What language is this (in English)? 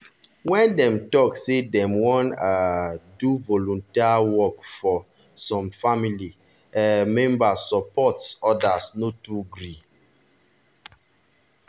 Nigerian Pidgin